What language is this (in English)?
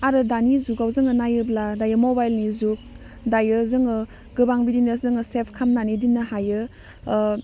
Bodo